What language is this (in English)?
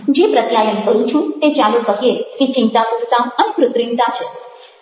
Gujarati